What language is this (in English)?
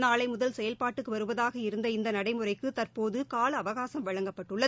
Tamil